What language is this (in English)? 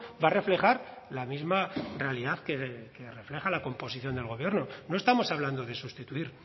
Spanish